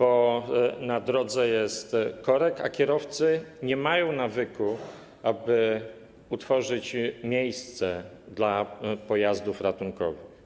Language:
Polish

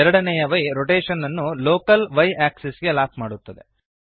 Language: Kannada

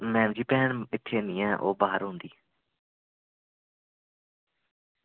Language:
Dogri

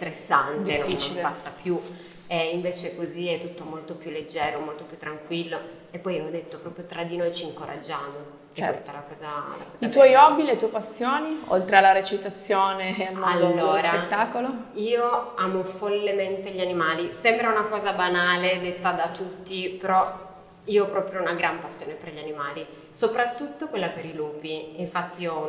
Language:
Italian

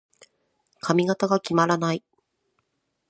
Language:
Japanese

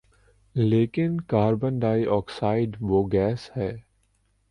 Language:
Urdu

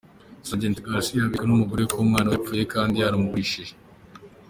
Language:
Kinyarwanda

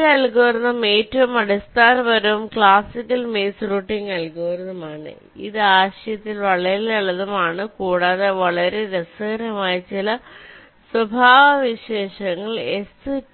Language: Malayalam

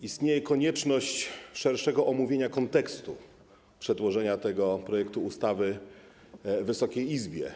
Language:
Polish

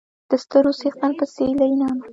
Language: Pashto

